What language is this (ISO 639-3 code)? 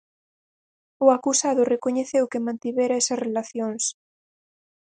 glg